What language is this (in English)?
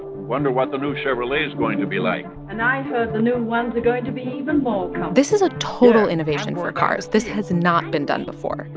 English